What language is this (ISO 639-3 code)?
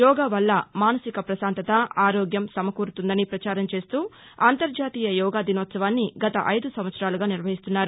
tel